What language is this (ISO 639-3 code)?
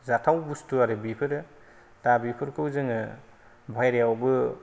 brx